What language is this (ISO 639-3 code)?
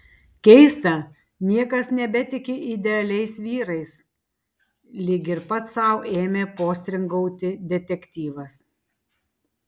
lit